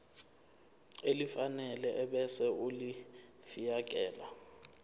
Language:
Zulu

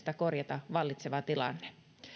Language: Finnish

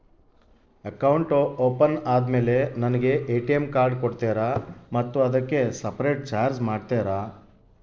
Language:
Kannada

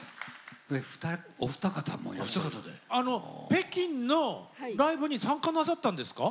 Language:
Japanese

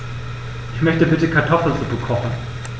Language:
German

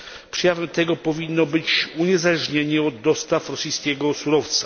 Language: Polish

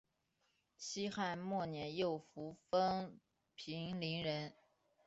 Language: Chinese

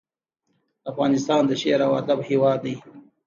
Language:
Pashto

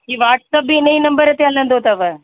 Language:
Sindhi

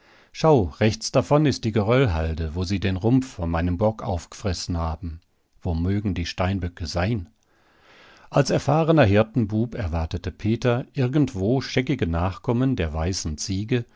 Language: German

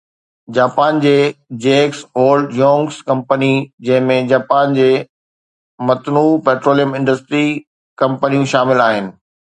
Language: Sindhi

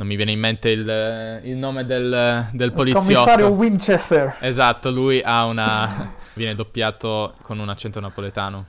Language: Italian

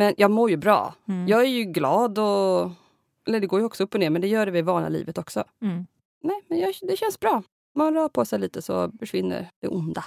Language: Swedish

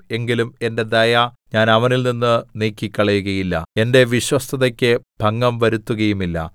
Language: Malayalam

